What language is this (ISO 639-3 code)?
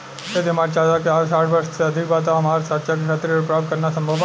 bho